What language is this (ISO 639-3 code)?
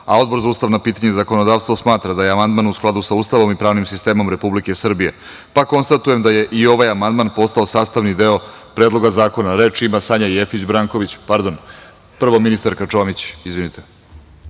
srp